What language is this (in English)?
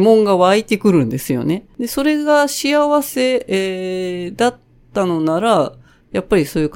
Japanese